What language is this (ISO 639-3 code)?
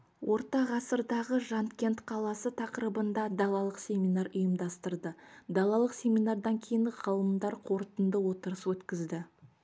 kaz